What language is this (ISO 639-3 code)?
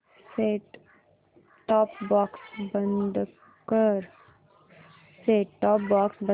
mar